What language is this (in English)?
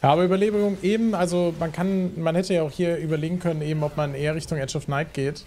German